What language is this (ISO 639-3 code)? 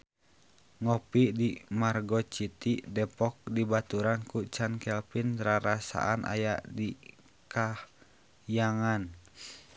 sun